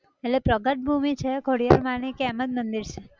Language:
Gujarati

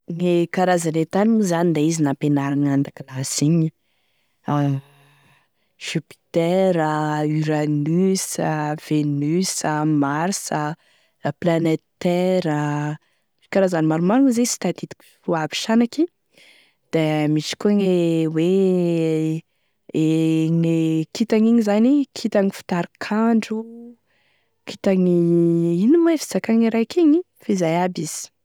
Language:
Tesaka Malagasy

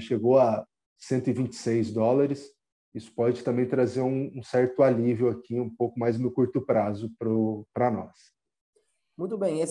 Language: Portuguese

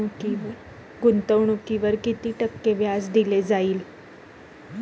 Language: Marathi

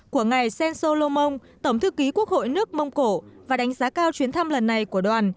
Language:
Vietnamese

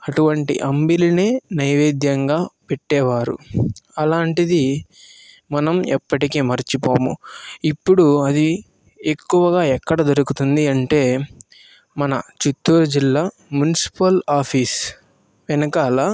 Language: Telugu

